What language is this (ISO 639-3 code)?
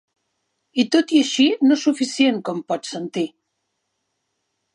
cat